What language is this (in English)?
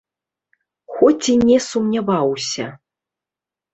Belarusian